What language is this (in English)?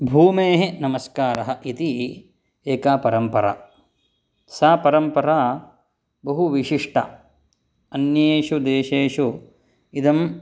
Sanskrit